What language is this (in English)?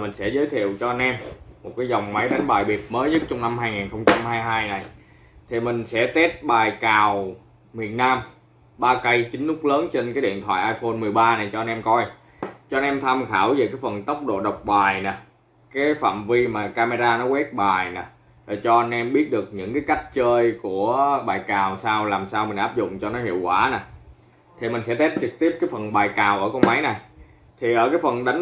Vietnamese